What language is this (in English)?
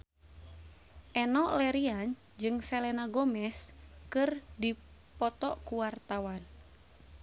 Sundanese